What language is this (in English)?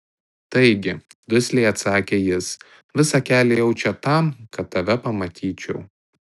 Lithuanian